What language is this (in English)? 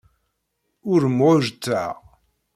Kabyle